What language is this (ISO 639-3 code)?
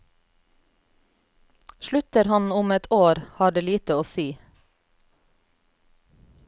nor